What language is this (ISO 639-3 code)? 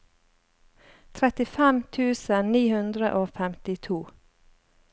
nor